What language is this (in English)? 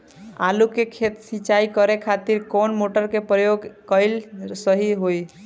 Bhojpuri